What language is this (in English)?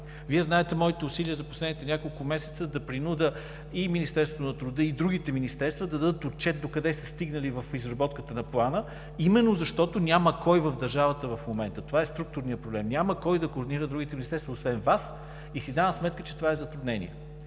Bulgarian